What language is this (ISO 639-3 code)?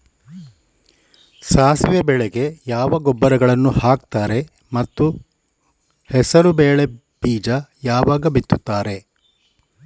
kan